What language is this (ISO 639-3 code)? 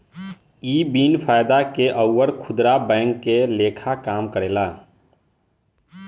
bho